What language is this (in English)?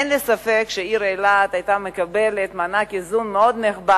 Hebrew